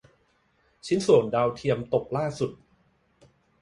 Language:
Thai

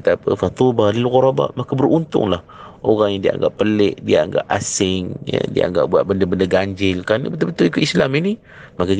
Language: Malay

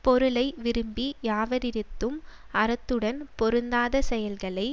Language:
Tamil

